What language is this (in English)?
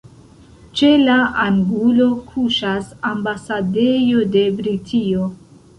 Esperanto